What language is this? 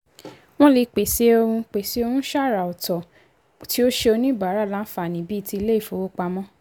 Yoruba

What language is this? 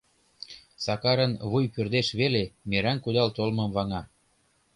Mari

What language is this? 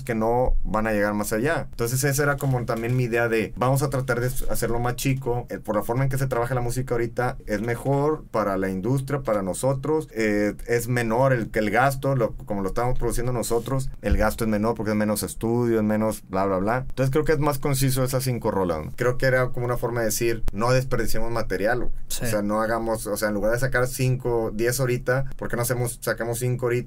Spanish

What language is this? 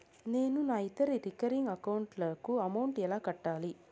Telugu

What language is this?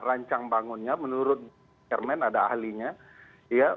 Indonesian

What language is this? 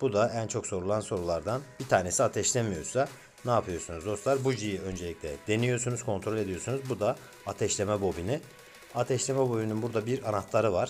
Turkish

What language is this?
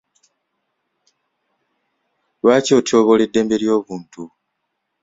Ganda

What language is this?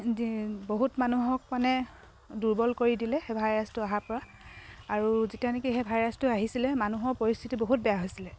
Assamese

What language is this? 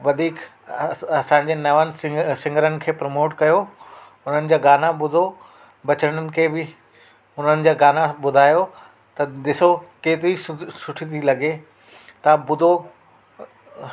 Sindhi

